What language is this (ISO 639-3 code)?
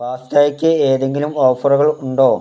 mal